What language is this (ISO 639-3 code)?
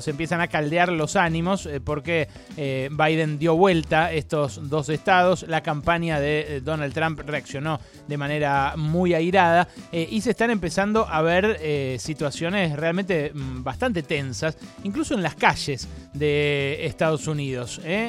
spa